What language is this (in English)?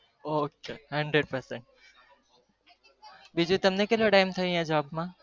Gujarati